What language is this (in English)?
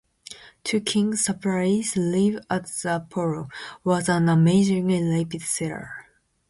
English